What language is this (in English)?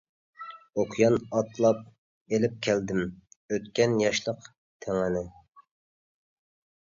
Uyghur